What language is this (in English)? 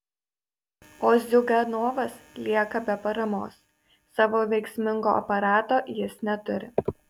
Lithuanian